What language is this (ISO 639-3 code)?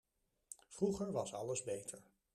nld